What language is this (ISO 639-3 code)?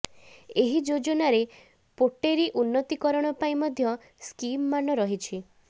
ori